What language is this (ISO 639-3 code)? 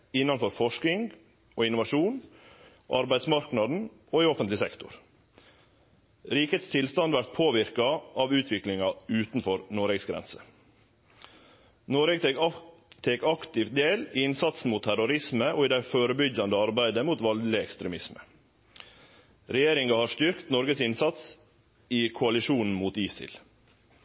nno